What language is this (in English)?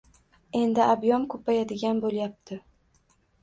Uzbek